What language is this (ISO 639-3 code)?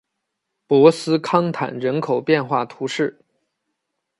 zho